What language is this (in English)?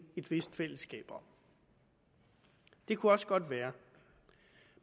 Danish